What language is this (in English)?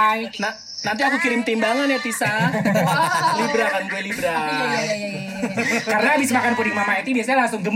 Indonesian